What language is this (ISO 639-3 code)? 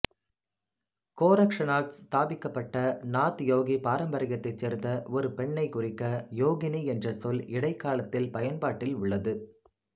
tam